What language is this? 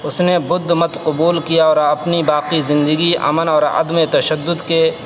Urdu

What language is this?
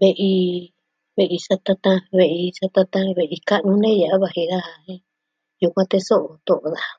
Southwestern Tlaxiaco Mixtec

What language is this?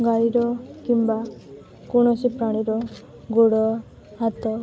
Odia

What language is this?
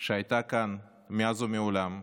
Hebrew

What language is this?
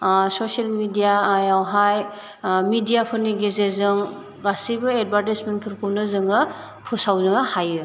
Bodo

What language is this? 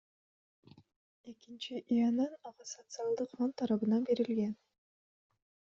Kyrgyz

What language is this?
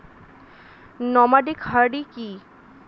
Bangla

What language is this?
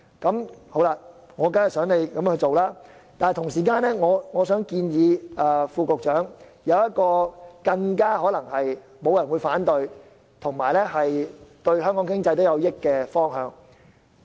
Cantonese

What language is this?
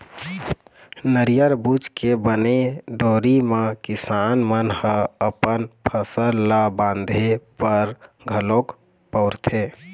Chhattisgarhi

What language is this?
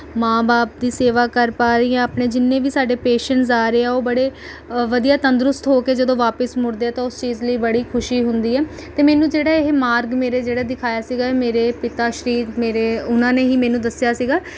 Punjabi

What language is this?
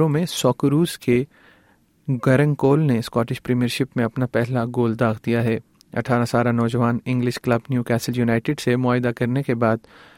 Urdu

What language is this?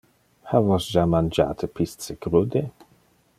Interlingua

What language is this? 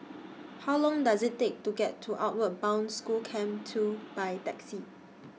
English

